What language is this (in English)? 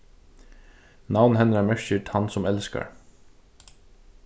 Faroese